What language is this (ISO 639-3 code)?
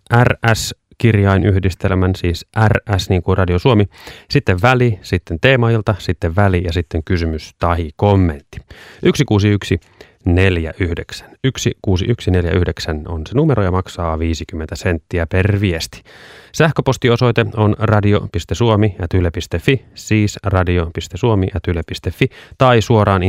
fin